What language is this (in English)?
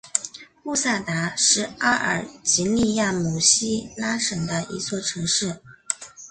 Chinese